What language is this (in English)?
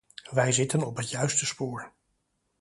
Dutch